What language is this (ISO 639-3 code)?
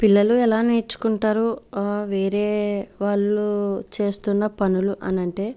tel